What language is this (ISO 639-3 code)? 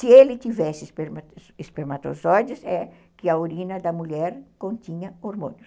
por